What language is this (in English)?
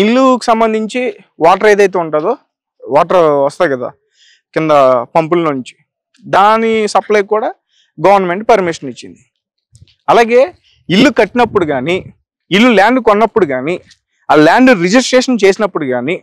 Telugu